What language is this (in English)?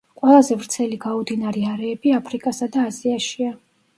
Georgian